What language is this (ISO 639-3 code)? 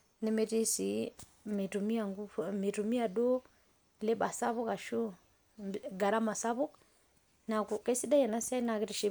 mas